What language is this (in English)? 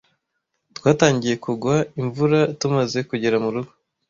Kinyarwanda